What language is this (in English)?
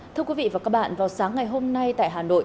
Vietnamese